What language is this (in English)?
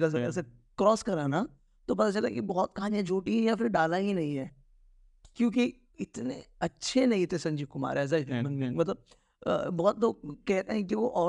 Hindi